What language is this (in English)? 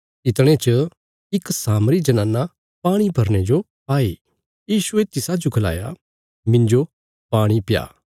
Bilaspuri